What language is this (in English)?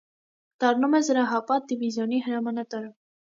Armenian